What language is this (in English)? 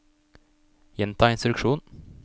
Norwegian